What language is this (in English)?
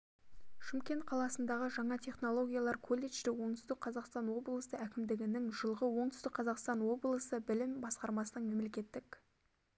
Kazakh